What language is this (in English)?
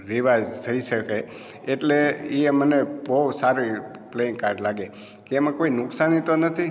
Gujarati